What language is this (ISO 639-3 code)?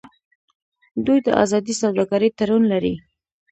pus